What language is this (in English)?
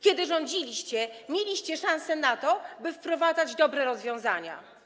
Polish